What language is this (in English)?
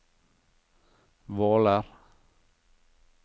Norwegian